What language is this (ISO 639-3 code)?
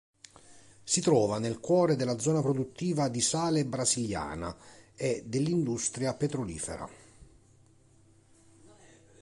ita